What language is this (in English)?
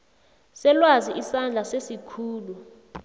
South Ndebele